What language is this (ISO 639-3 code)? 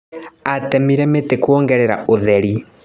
kik